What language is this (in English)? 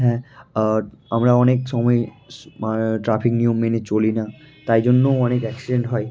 Bangla